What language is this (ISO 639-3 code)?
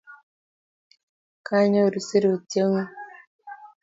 kln